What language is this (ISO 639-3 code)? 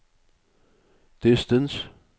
nor